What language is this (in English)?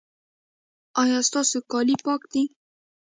Pashto